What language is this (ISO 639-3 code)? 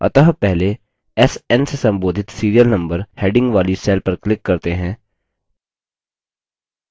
hin